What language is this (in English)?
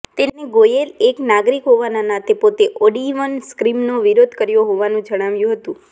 Gujarati